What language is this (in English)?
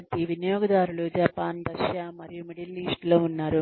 Telugu